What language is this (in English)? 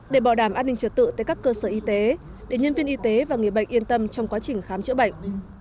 Vietnamese